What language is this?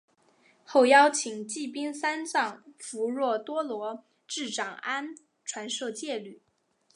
Chinese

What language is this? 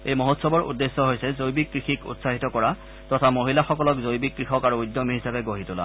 Assamese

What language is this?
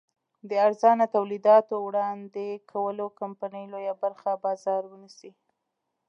Pashto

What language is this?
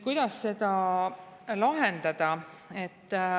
Estonian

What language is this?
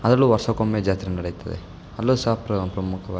Kannada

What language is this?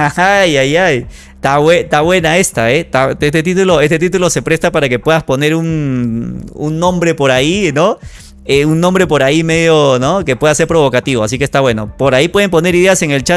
Spanish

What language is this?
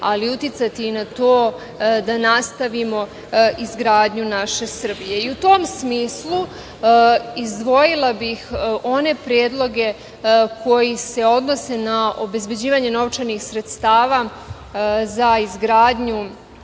Serbian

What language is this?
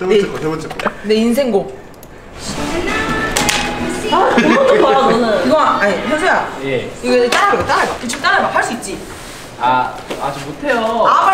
Korean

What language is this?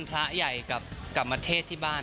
Thai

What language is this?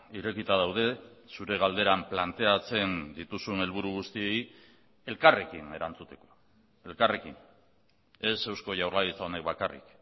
Basque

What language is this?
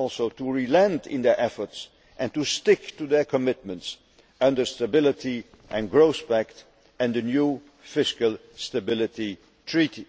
English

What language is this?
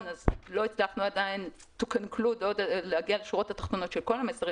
Hebrew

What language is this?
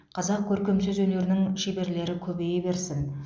Kazakh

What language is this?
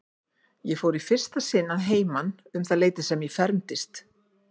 Icelandic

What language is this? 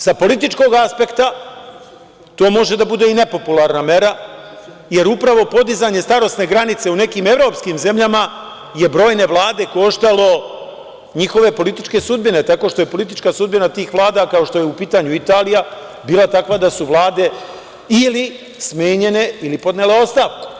Serbian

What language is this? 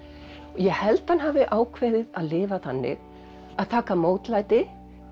Icelandic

